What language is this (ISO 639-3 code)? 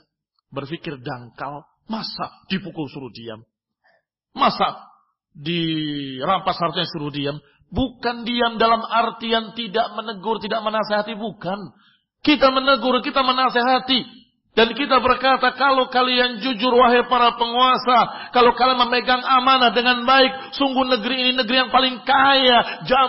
ind